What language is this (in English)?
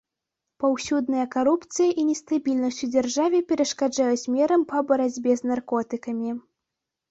Belarusian